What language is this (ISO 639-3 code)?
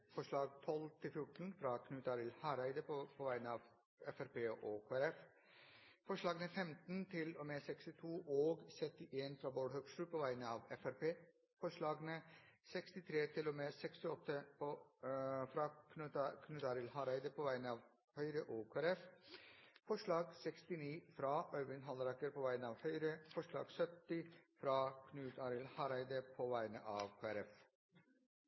nno